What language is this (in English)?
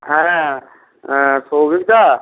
Bangla